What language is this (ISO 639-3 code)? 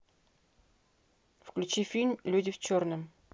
rus